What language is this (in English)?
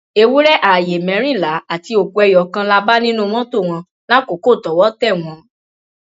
Yoruba